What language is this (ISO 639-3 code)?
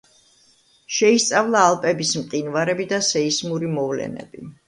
kat